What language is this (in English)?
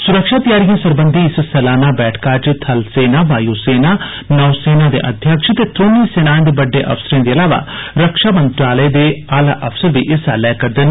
Dogri